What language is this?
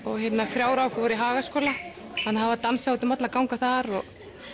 Icelandic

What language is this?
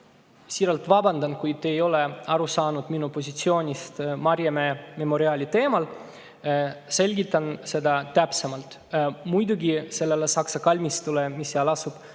Estonian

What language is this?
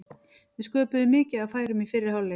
Icelandic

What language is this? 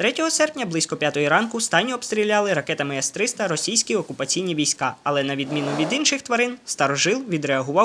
Ukrainian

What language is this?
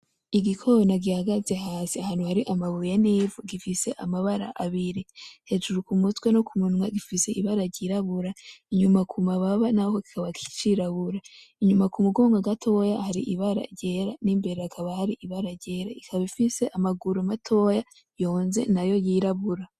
Rundi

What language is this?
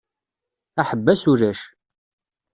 Kabyle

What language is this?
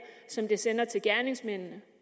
Danish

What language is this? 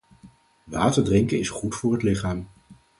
Dutch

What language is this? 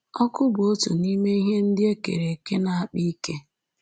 Igbo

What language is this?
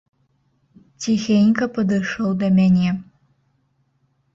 Belarusian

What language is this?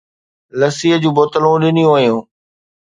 Sindhi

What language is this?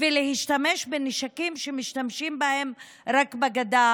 Hebrew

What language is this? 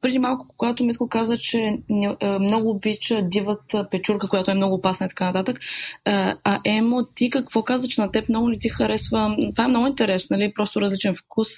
Bulgarian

